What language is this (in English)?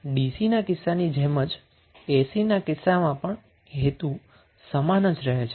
Gujarati